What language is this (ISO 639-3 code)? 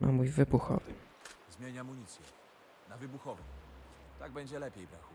pol